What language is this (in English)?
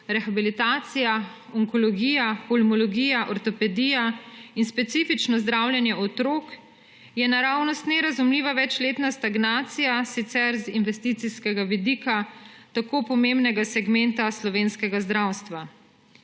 Slovenian